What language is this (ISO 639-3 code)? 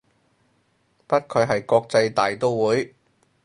yue